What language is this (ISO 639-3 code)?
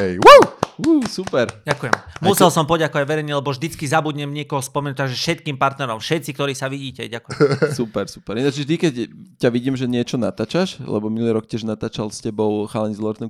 slk